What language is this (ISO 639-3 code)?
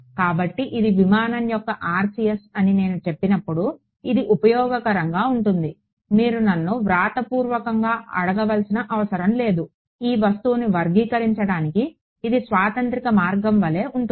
tel